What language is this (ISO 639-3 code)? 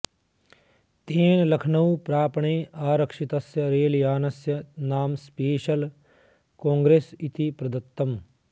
san